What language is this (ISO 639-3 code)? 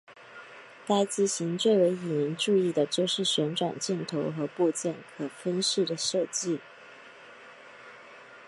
zho